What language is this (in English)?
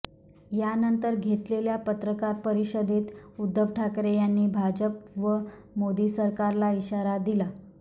Marathi